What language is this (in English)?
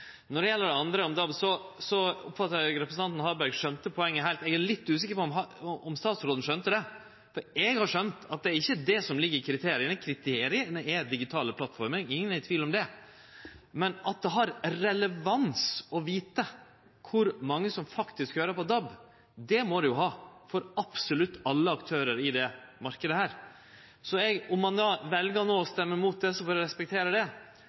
Norwegian Nynorsk